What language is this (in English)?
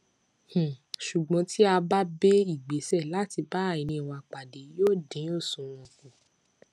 Yoruba